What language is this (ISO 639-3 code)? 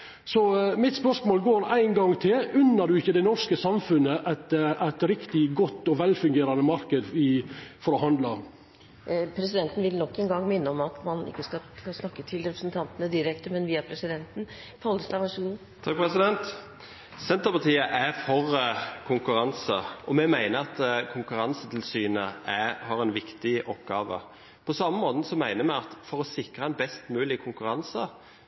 nor